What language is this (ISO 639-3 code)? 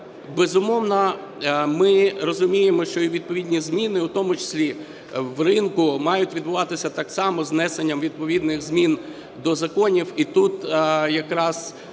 ukr